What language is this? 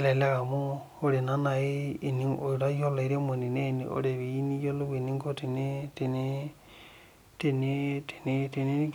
Masai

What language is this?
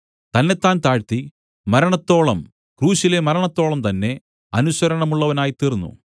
Malayalam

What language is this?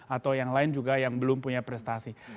Indonesian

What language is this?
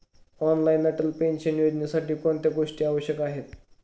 Marathi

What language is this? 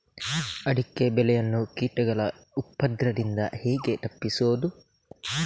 Kannada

